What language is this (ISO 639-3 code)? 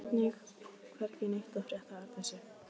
isl